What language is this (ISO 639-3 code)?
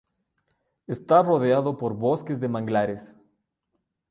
spa